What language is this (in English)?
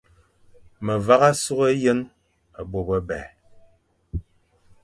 Fang